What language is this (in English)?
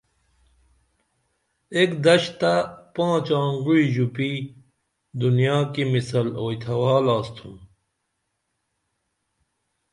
Dameli